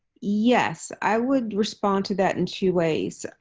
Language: English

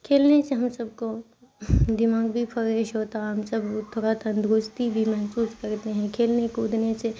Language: Urdu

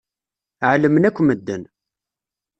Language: Kabyle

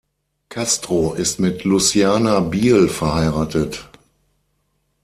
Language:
German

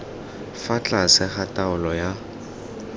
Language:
Tswana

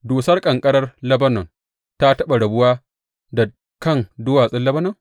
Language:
Hausa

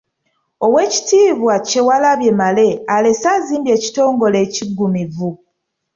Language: Ganda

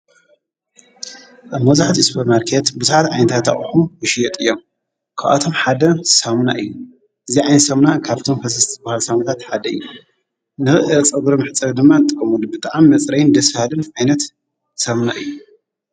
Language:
Tigrinya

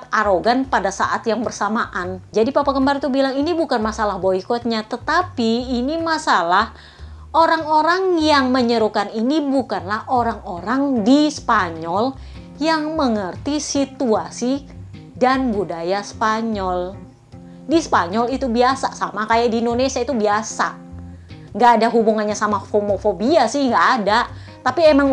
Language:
Indonesian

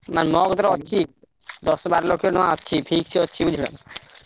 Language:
Odia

